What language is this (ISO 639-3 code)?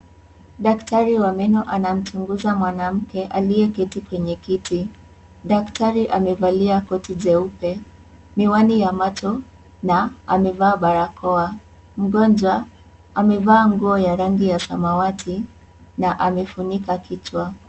swa